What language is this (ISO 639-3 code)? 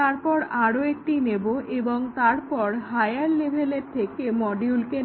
ben